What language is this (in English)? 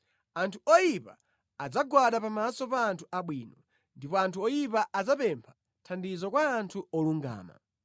Nyanja